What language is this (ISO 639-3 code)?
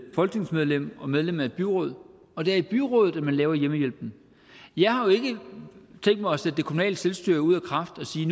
dan